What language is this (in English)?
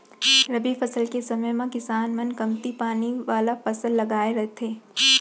Chhattisgarhi